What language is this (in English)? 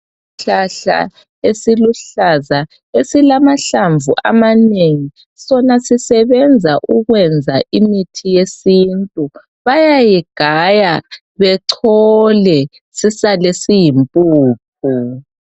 North Ndebele